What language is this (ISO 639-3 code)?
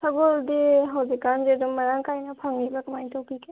mni